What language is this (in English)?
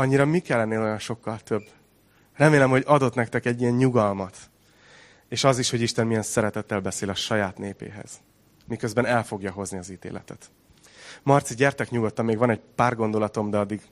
Hungarian